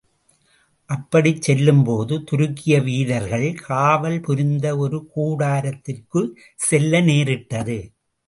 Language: Tamil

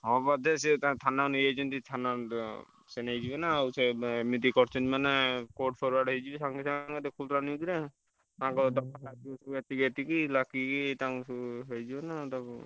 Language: Odia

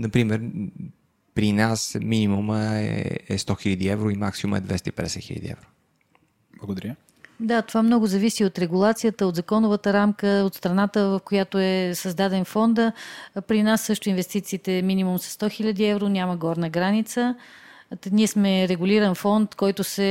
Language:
Bulgarian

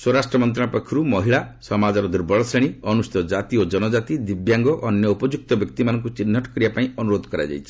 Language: Odia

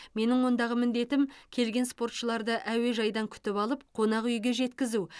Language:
Kazakh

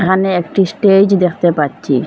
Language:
Bangla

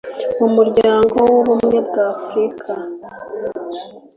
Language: Kinyarwanda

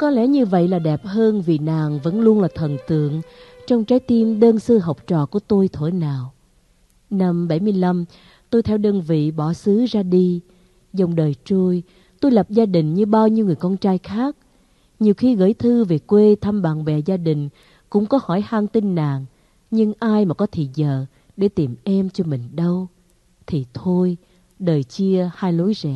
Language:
Vietnamese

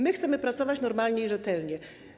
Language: Polish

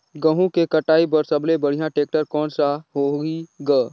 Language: Chhattisgarhi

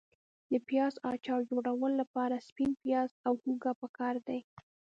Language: Pashto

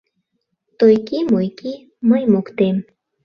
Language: Mari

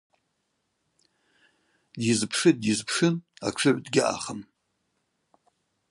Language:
Abaza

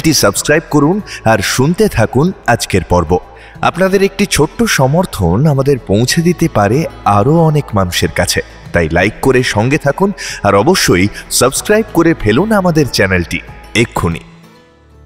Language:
Bangla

